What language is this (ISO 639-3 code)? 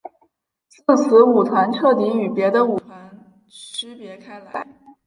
zho